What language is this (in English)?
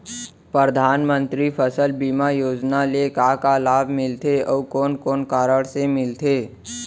Chhattisgarhi